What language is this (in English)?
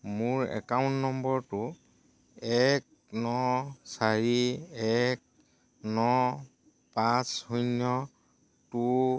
Assamese